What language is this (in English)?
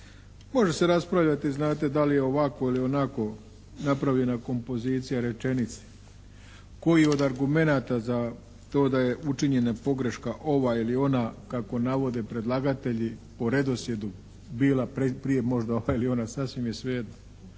Croatian